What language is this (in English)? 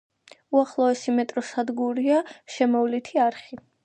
Georgian